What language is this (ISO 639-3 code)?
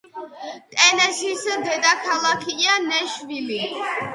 kat